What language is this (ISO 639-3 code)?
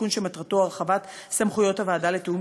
heb